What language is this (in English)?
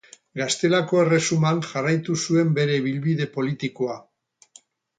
Basque